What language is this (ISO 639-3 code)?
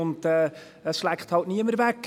gsw